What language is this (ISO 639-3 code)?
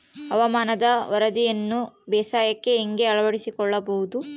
kan